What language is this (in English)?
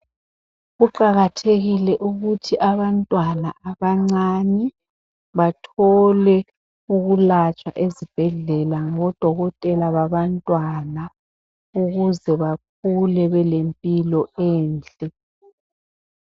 North Ndebele